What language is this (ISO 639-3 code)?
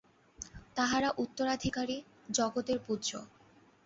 ben